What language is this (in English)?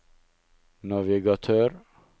Norwegian